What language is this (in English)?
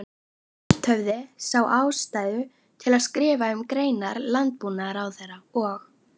Icelandic